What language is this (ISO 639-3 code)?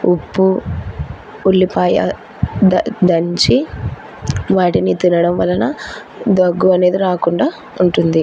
tel